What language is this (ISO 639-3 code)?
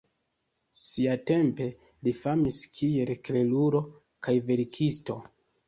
epo